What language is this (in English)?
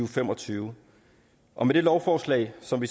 Danish